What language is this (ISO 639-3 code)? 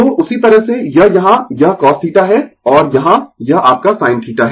hin